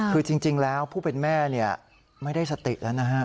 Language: Thai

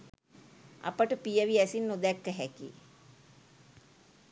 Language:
Sinhala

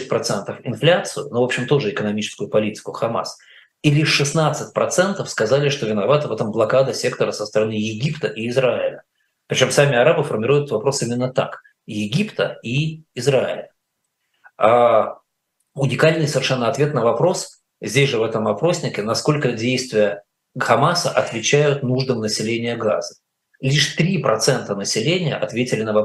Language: Russian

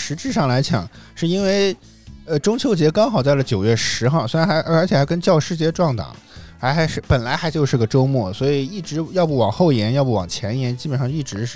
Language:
Chinese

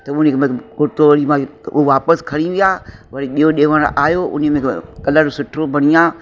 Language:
Sindhi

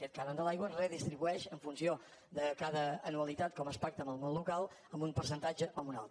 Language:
Catalan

